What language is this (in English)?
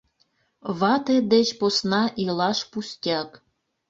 Mari